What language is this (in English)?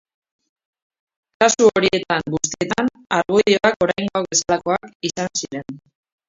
Basque